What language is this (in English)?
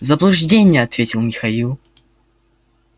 Russian